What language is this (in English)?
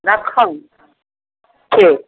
Maithili